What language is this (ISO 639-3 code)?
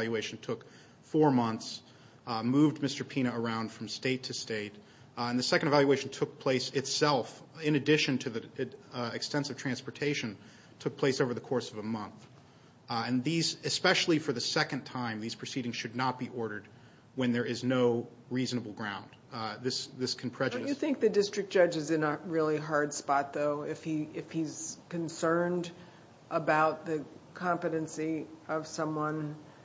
eng